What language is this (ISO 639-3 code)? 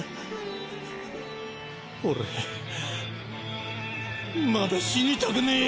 jpn